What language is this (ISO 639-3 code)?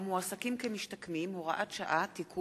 heb